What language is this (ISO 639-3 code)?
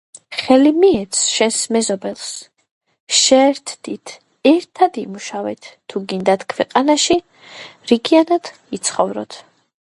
kat